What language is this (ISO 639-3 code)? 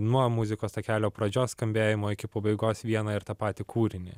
lit